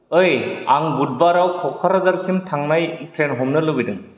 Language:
Bodo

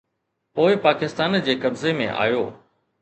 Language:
Sindhi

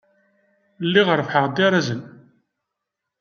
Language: Kabyle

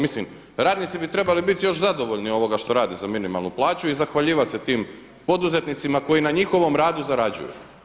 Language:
Croatian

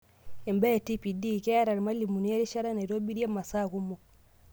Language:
Masai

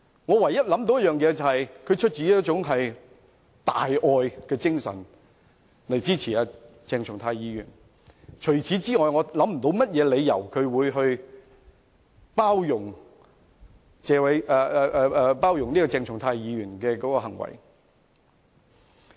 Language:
Cantonese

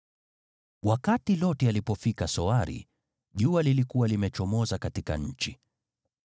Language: Swahili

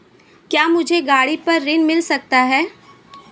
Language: Hindi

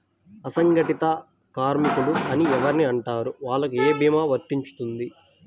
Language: Telugu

